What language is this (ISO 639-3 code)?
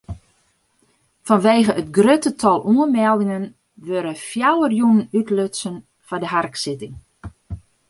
fry